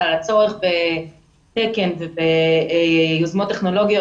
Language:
Hebrew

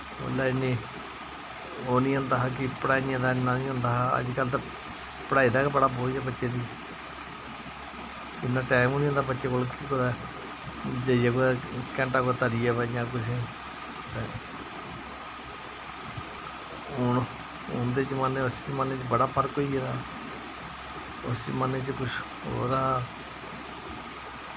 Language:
Dogri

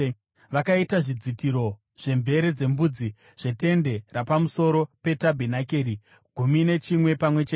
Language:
Shona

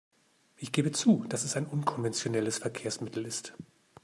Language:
German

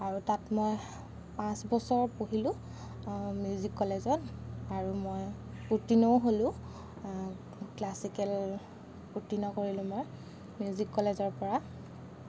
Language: Assamese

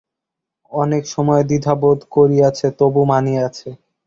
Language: Bangla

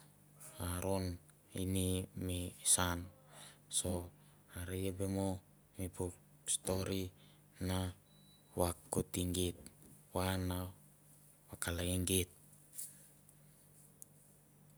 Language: Mandara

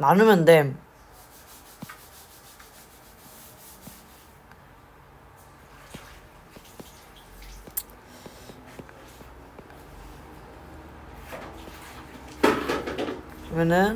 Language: Korean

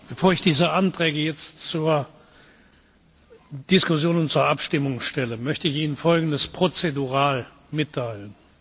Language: German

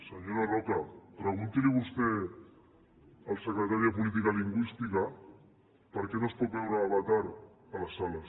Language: Catalan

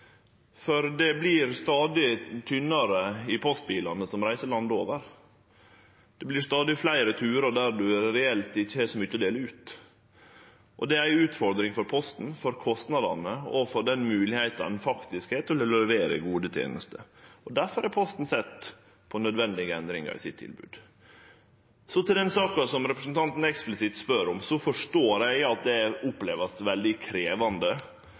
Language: Norwegian Nynorsk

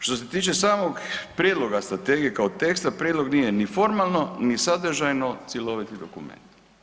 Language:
Croatian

